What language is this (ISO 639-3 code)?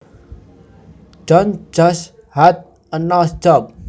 jav